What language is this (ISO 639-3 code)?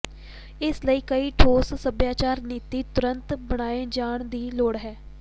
pan